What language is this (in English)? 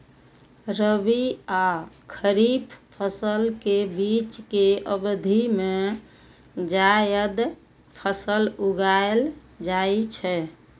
Maithili